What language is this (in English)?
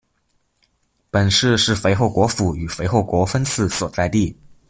Chinese